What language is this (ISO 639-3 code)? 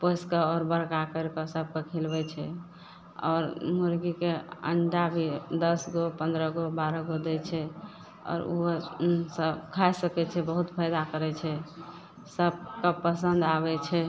mai